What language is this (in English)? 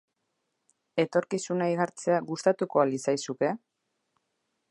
Basque